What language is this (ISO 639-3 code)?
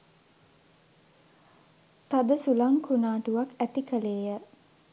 sin